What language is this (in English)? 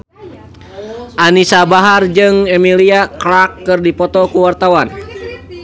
Sundanese